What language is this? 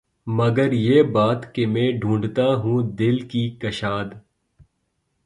Urdu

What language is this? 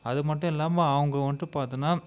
Tamil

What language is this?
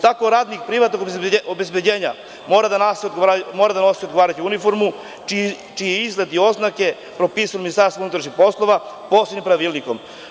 Serbian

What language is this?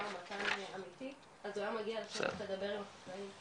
Hebrew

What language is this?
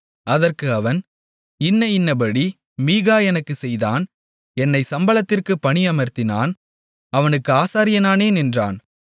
Tamil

